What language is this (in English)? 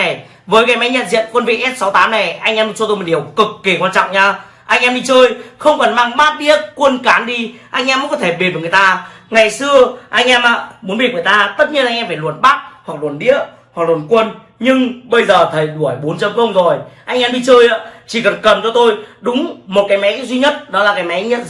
Vietnamese